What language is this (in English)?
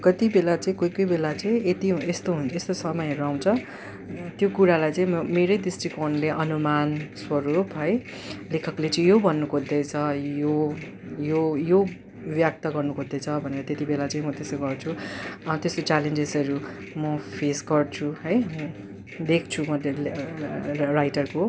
Nepali